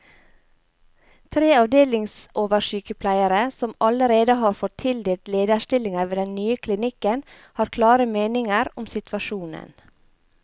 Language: Norwegian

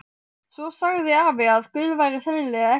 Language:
Icelandic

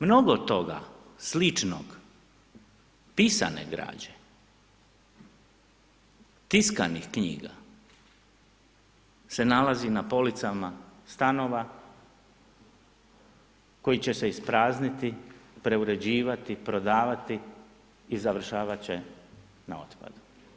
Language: Croatian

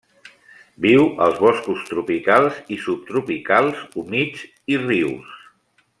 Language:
Catalan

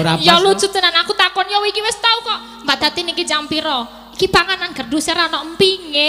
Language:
Indonesian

